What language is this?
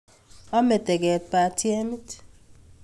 Kalenjin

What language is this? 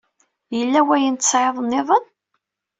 Kabyle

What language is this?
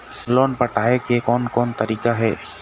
Chhattisgarhi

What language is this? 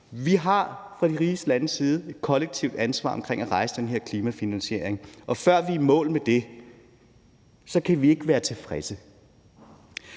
Danish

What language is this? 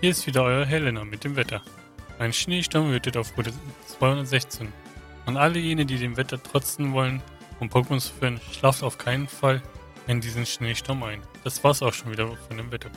German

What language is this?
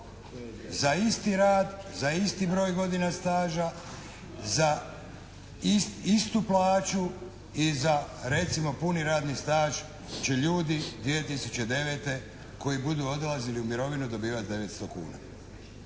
Croatian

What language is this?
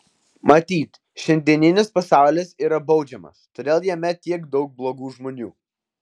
Lithuanian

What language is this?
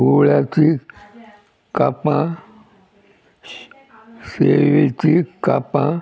Konkani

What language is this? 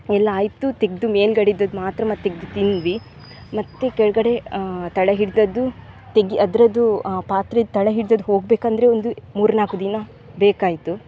Kannada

